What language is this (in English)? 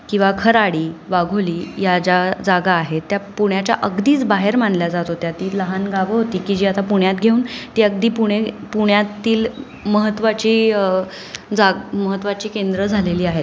Marathi